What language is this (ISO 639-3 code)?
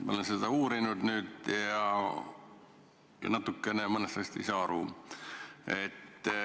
est